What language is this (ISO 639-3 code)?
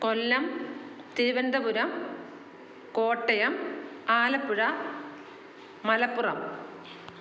mal